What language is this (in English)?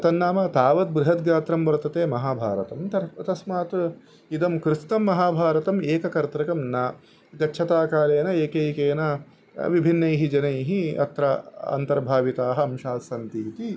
Sanskrit